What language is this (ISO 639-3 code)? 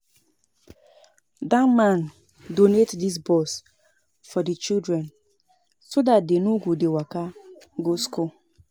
pcm